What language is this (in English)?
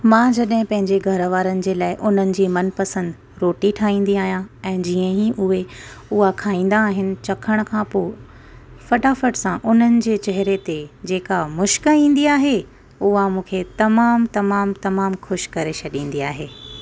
Sindhi